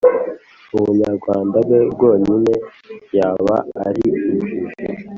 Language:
Kinyarwanda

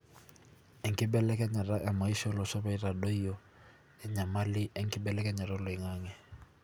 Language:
Masai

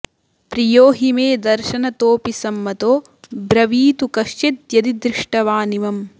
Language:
Sanskrit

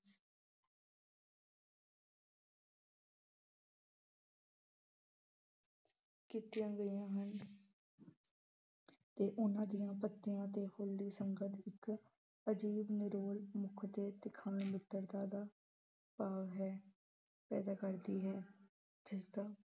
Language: Punjabi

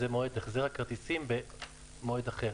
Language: Hebrew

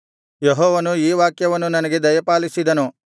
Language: Kannada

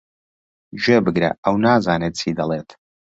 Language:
Central Kurdish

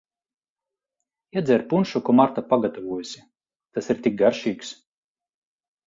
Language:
Latvian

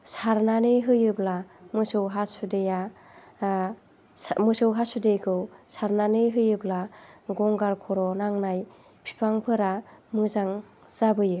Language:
Bodo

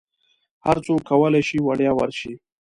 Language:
Pashto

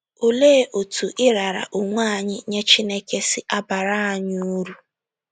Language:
Igbo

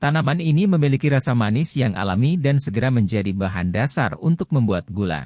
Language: Indonesian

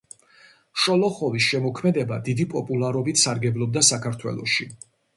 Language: Georgian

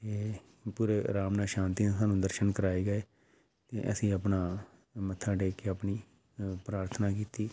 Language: Punjabi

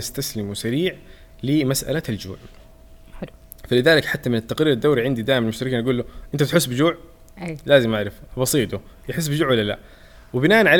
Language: Arabic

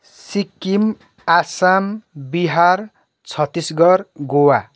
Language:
Nepali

